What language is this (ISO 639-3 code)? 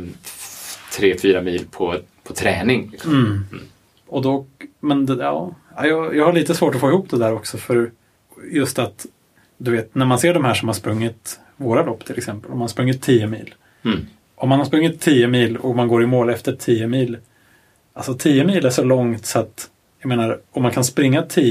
swe